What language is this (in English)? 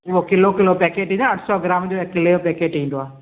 Sindhi